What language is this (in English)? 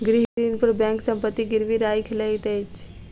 Maithili